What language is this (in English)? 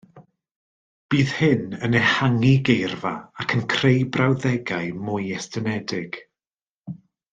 Welsh